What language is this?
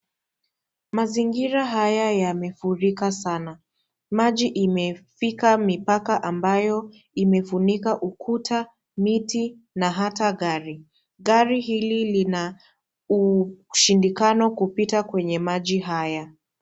Swahili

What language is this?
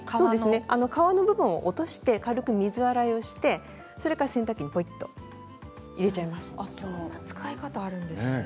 Japanese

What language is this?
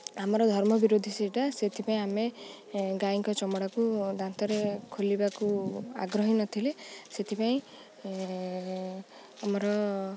Odia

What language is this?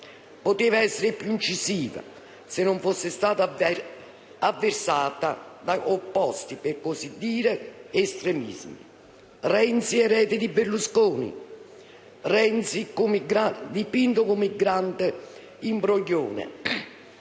Italian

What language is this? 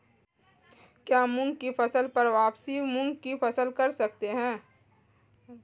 Hindi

